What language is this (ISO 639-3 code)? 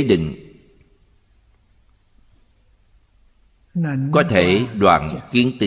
vie